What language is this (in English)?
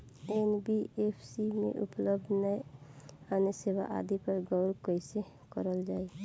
Bhojpuri